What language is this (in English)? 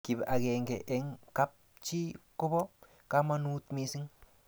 Kalenjin